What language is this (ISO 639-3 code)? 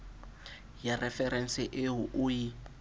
sot